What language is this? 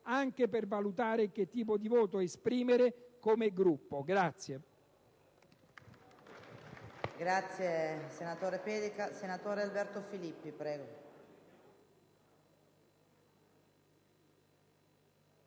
Italian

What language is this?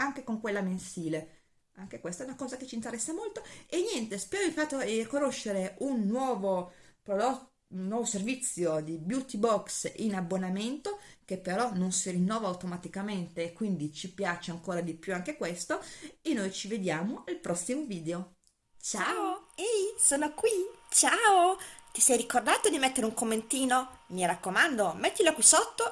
Italian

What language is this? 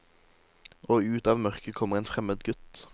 Norwegian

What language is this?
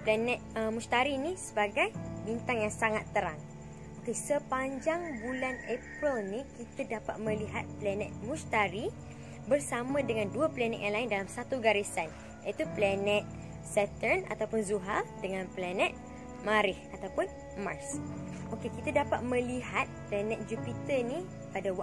Malay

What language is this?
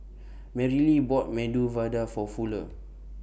English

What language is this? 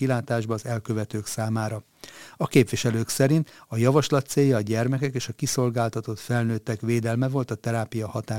Hungarian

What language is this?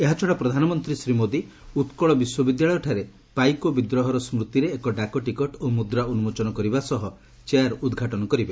Odia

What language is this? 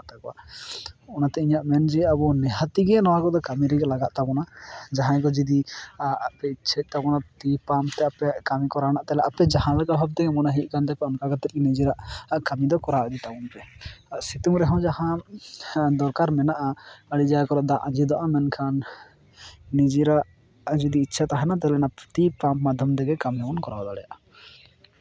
Santali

